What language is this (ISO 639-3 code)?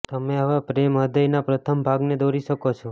guj